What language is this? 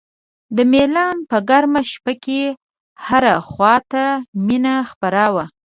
Pashto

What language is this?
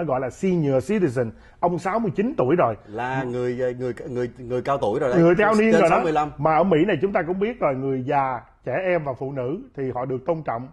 Vietnamese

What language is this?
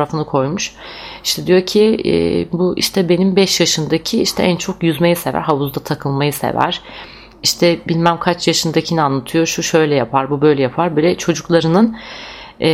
Turkish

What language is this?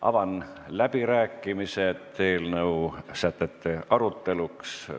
Estonian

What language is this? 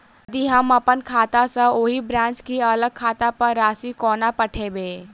Maithili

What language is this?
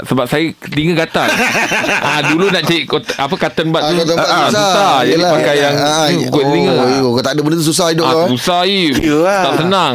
Malay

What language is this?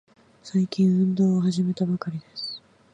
Japanese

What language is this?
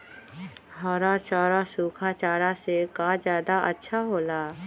Magahi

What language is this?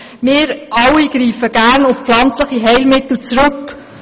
Swiss German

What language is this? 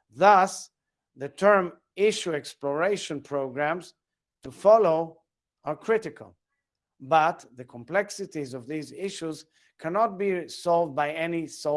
English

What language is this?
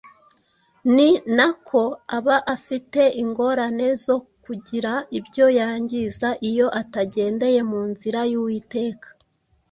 Kinyarwanda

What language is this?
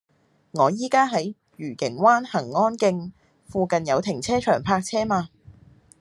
Cantonese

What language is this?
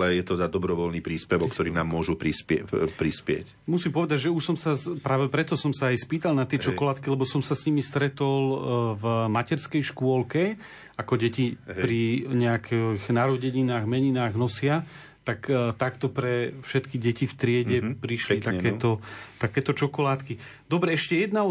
Slovak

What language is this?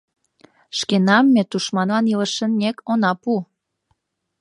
Mari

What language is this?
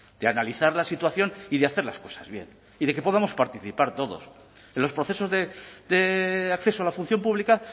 Spanish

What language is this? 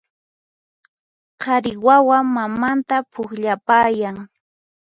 Puno Quechua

